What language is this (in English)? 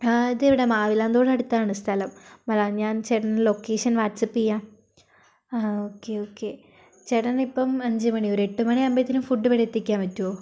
Malayalam